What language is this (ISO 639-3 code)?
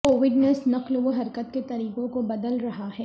urd